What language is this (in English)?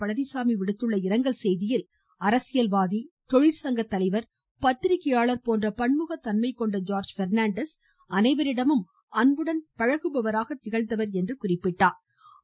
Tamil